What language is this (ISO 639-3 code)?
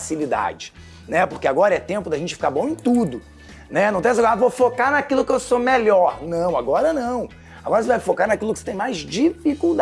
por